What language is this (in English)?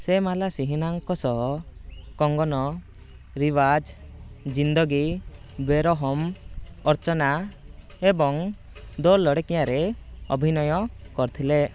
Odia